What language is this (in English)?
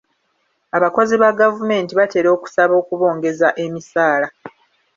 Ganda